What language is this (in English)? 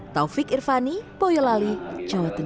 Indonesian